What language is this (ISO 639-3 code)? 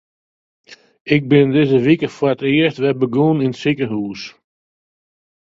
fry